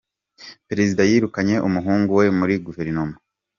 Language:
Kinyarwanda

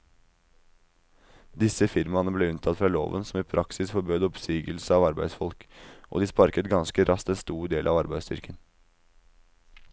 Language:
Norwegian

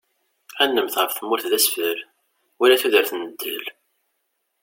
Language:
Kabyle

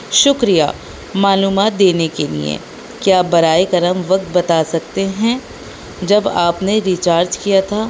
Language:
Urdu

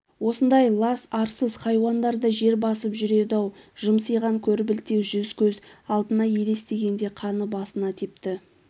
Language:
Kazakh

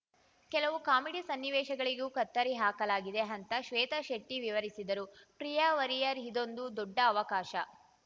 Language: Kannada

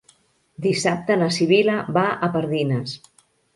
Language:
Catalan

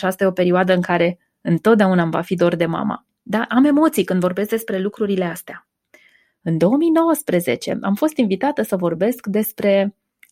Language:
Romanian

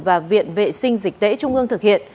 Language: Vietnamese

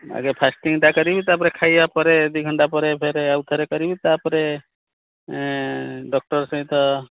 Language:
Odia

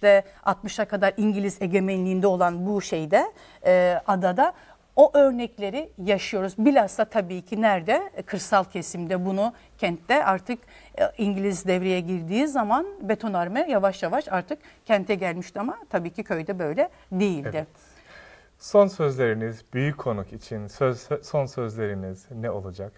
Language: Turkish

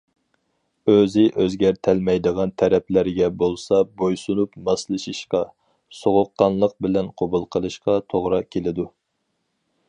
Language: Uyghur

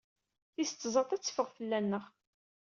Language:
Kabyle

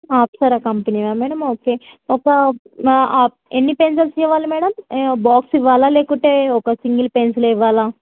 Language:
Telugu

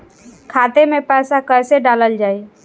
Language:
Bhojpuri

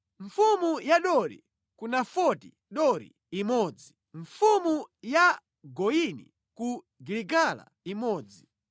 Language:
Nyanja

